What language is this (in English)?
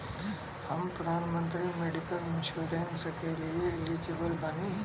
Bhojpuri